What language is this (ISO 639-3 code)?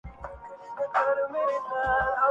urd